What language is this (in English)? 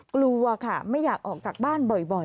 Thai